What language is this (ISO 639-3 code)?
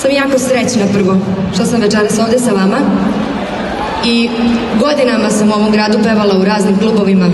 pol